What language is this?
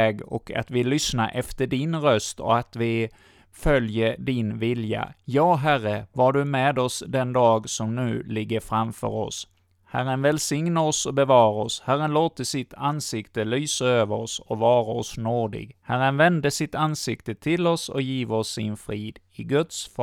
Swedish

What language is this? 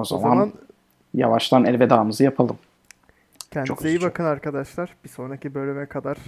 Turkish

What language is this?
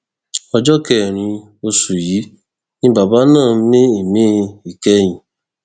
Yoruba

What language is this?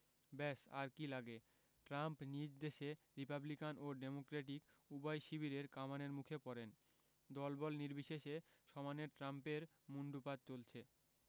Bangla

